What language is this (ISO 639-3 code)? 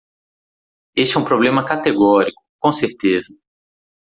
por